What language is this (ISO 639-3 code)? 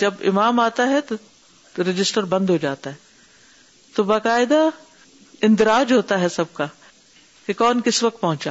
urd